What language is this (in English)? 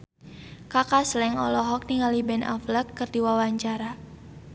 Sundanese